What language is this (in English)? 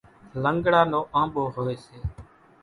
Kachi Koli